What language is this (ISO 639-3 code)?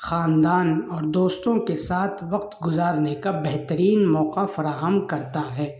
urd